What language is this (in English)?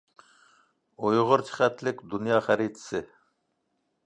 Uyghur